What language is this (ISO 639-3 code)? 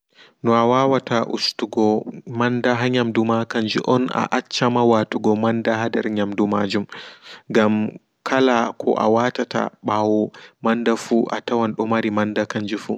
ful